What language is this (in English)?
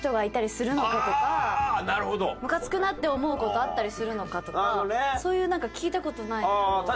Japanese